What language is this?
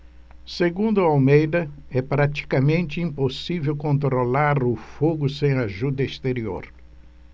Portuguese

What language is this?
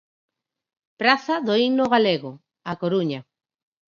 Galician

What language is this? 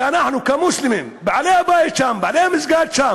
Hebrew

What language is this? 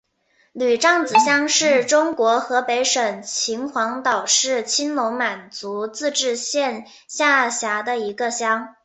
Chinese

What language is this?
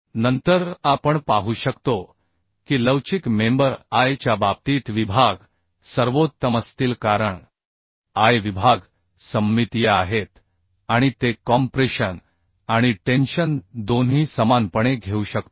Marathi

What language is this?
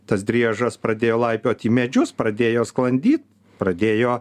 Lithuanian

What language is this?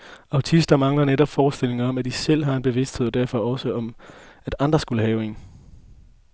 Danish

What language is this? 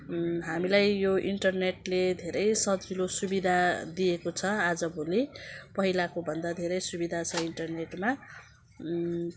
Nepali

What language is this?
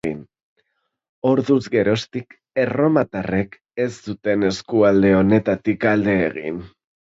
Basque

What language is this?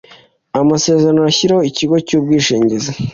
Kinyarwanda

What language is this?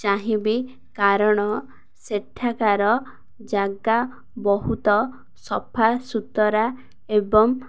Odia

